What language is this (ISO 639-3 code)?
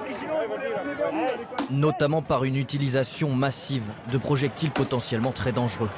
fra